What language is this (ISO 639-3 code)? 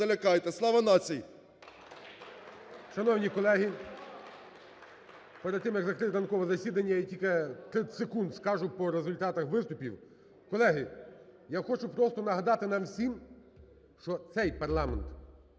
ukr